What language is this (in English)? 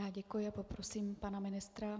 Czech